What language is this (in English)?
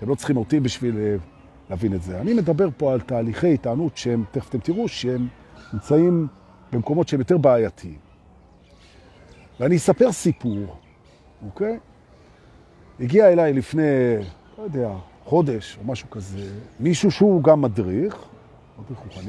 Hebrew